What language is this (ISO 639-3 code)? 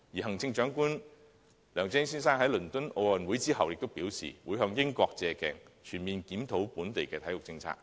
yue